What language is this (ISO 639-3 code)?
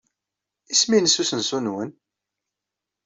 kab